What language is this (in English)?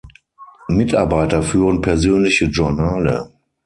German